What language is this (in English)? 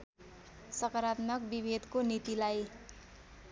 Nepali